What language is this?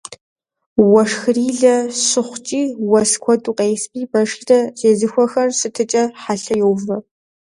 Kabardian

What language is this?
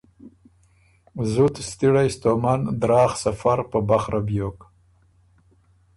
Ormuri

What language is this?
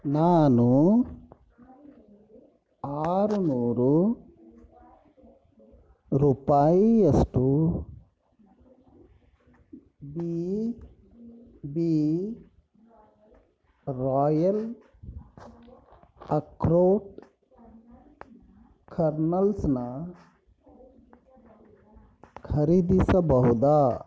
Kannada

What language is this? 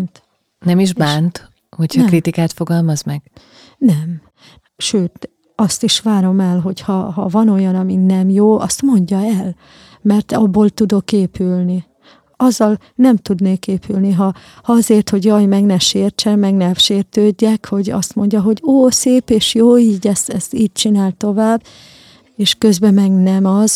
Hungarian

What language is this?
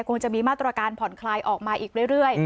Thai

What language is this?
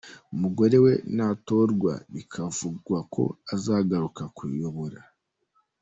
Kinyarwanda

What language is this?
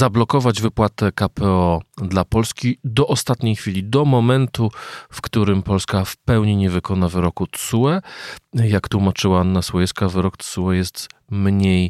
Polish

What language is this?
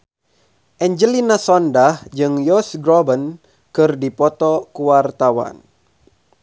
Sundanese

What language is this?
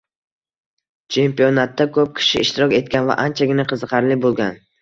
Uzbek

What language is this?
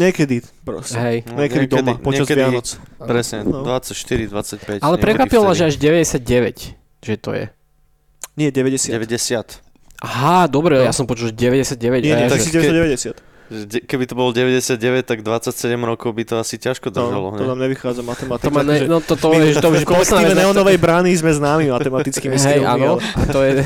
Slovak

